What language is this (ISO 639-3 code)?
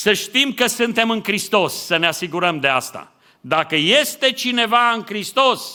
ron